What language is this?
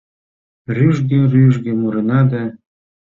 Mari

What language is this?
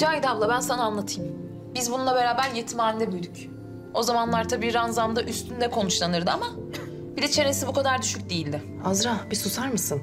Turkish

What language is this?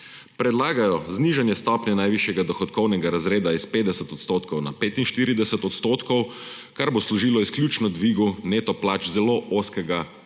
Slovenian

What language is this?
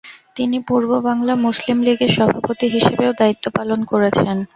Bangla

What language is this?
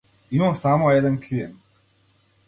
Macedonian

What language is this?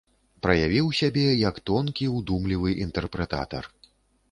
Belarusian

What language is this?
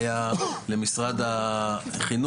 Hebrew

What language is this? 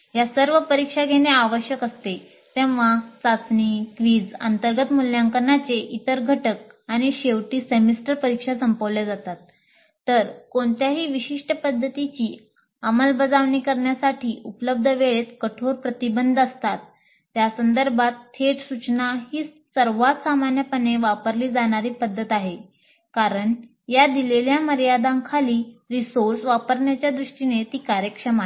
Marathi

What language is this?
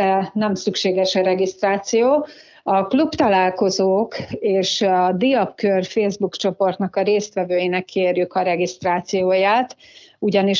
Hungarian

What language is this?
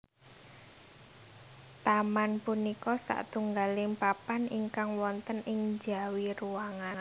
Javanese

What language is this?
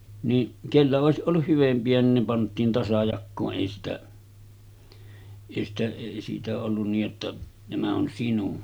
Finnish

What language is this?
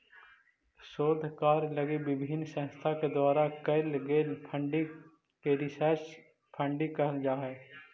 Magahi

